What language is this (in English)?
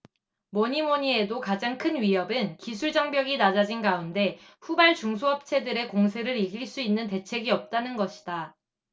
Korean